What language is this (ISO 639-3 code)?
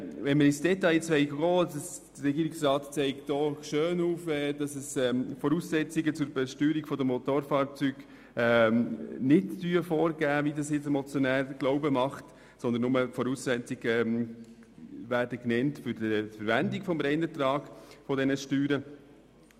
gsw